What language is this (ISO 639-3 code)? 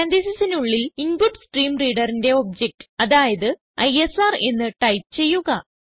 mal